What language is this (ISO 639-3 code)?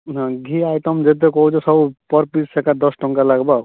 ori